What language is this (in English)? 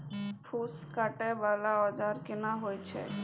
Maithili